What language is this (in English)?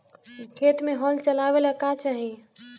Bhojpuri